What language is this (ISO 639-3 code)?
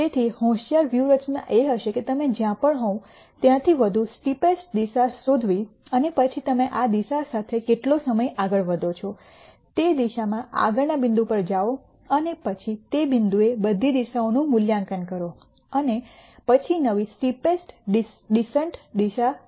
guj